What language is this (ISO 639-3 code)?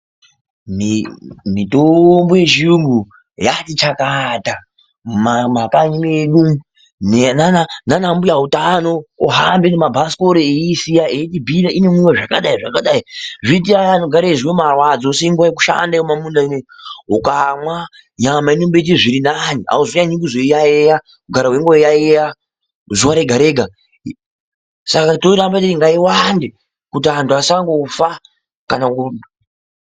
ndc